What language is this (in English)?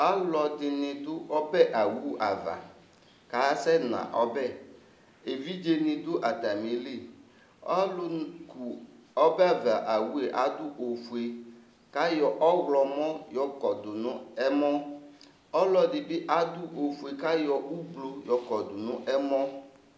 Ikposo